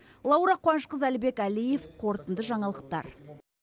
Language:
Kazakh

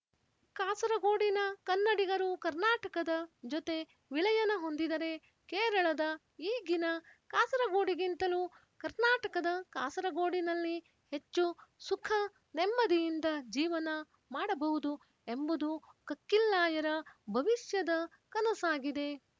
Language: Kannada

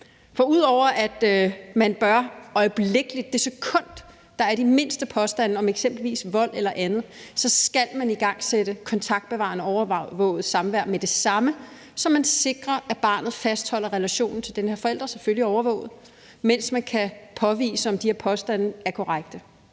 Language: Danish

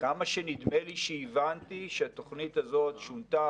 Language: Hebrew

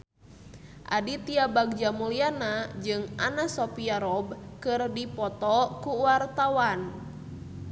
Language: Sundanese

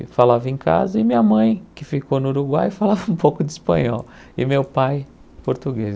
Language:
Portuguese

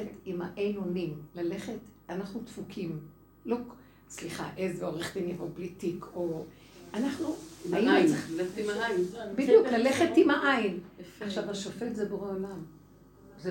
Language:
Hebrew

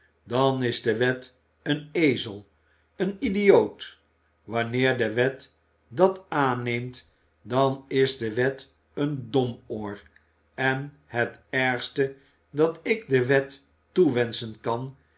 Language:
Dutch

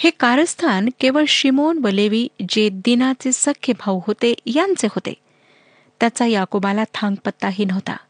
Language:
Marathi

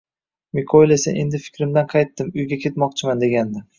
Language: Uzbek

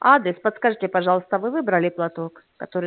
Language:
Russian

